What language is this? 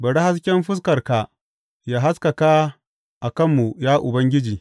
Hausa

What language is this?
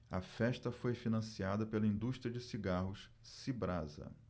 Portuguese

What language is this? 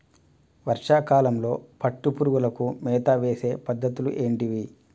Telugu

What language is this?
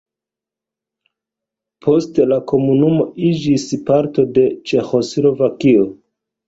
Esperanto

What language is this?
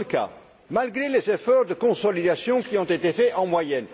French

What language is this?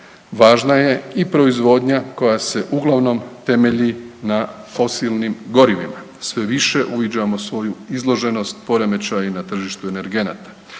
Croatian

